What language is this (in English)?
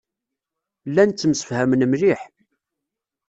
Kabyle